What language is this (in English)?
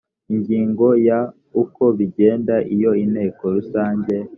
Kinyarwanda